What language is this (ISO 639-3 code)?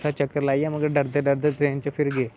doi